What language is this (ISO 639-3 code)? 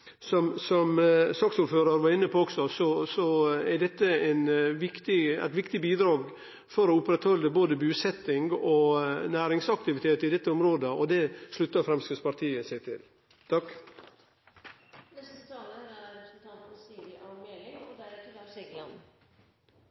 nor